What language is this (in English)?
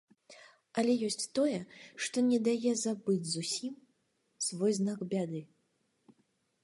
Belarusian